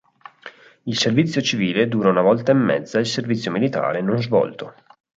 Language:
Italian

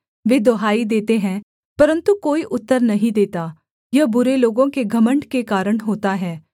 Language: Hindi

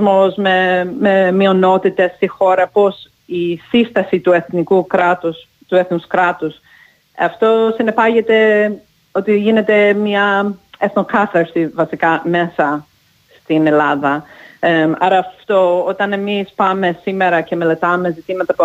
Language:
Greek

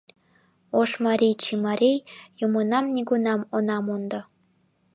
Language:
Mari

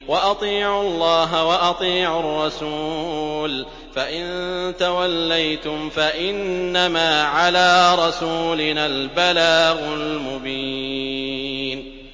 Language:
Arabic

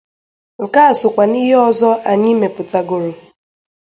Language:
Igbo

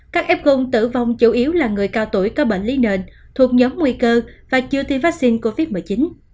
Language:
Vietnamese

